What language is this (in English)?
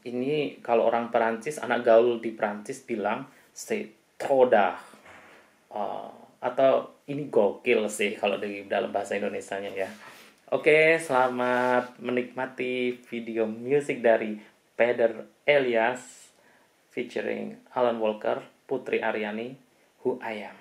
Indonesian